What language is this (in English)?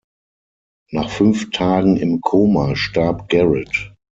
German